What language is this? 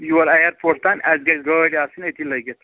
Kashmiri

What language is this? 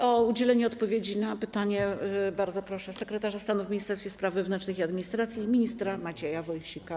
Polish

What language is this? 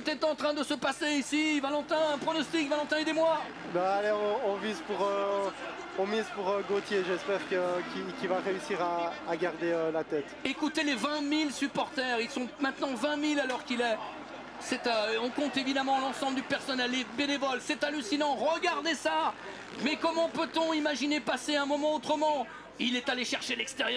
French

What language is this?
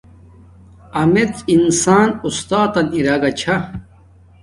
Domaaki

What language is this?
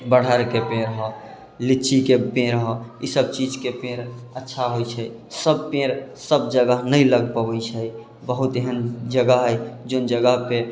Maithili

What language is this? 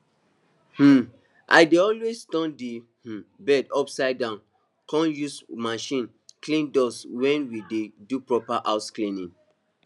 Nigerian Pidgin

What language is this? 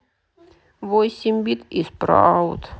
Russian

